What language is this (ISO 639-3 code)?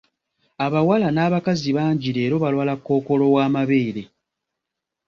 lug